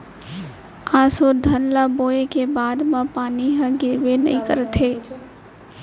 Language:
Chhattisgarhi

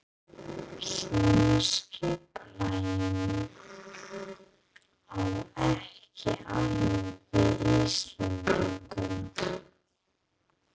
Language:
Icelandic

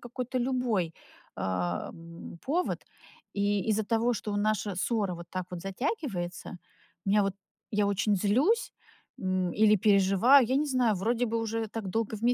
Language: Russian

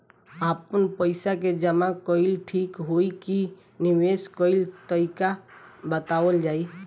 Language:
Bhojpuri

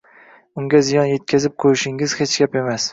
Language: Uzbek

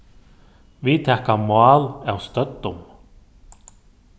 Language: Faroese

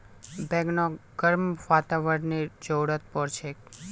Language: Magahi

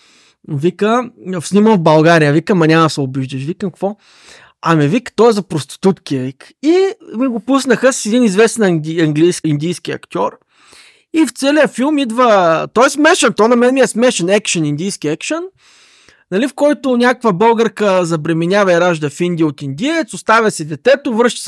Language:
Bulgarian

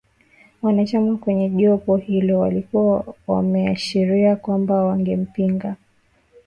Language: Swahili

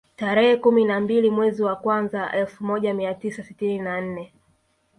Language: Swahili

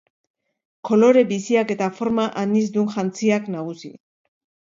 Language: Basque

